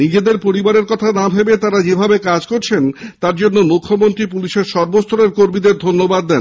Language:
Bangla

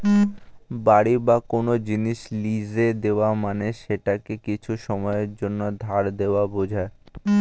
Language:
Bangla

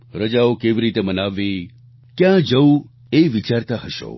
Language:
Gujarati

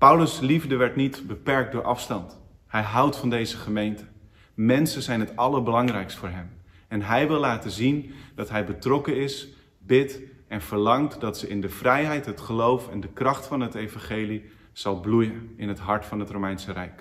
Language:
Dutch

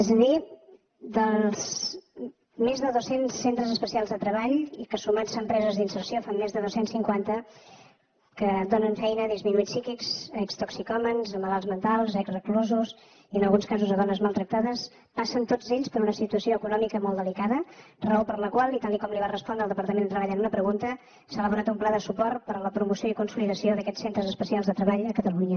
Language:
Catalan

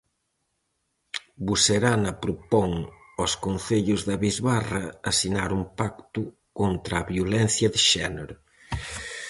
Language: Galician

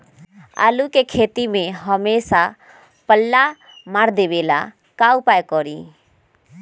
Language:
Magahi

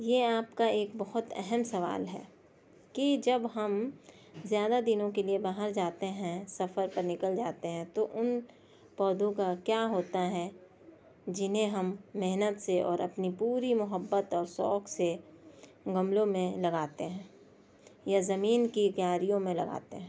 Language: Urdu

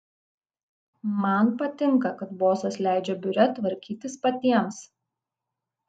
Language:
Lithuanian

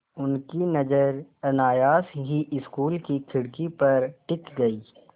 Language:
Hindi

